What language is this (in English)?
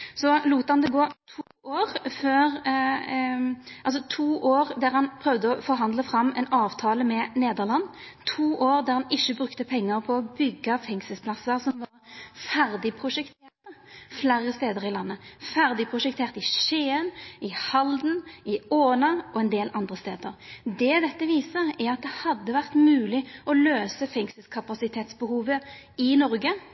Norwegian Nynorsk